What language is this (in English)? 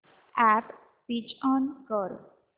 Marathi